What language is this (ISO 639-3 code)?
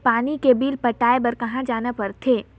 hne